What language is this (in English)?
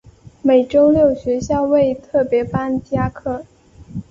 Chinese